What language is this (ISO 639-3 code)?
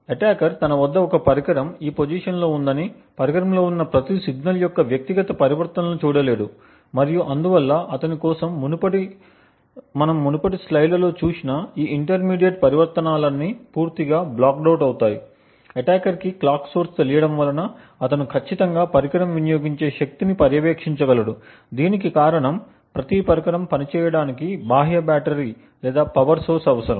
tel